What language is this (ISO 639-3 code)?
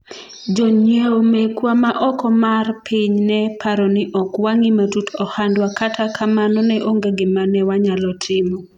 luo